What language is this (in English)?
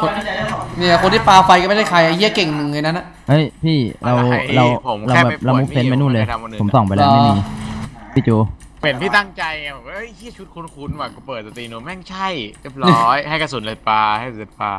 Thai